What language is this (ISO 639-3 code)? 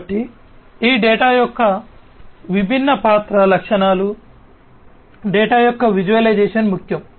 tel